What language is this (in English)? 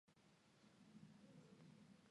Georgian